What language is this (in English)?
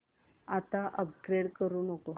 Marathi